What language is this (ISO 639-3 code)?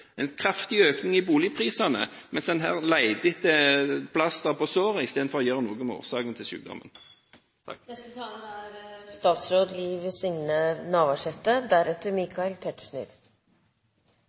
nor